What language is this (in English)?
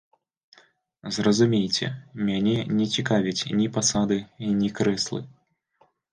Belarusian